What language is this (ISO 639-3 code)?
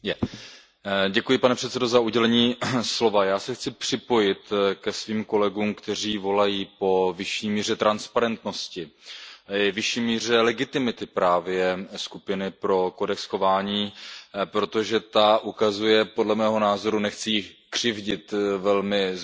ces